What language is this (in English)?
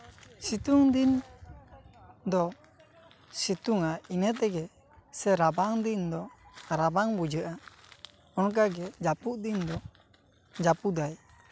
Santali